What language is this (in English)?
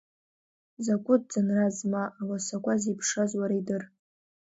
Abkhazian